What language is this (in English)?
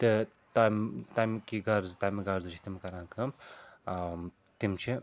Kashmiri